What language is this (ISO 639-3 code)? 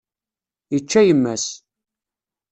kab